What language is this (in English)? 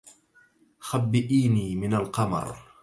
Arabic